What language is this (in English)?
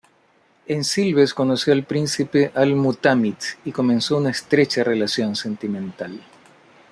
Spanish